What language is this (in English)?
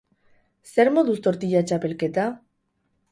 Basque